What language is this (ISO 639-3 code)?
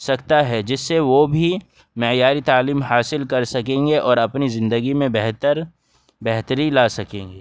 urd